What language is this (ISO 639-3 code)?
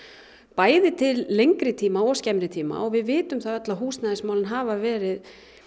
isl